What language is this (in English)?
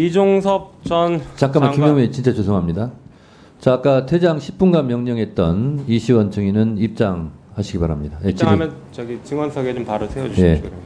Korean